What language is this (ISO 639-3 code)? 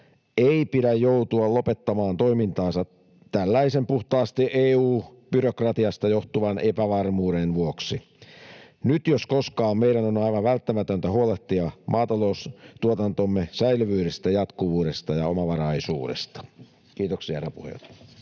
fin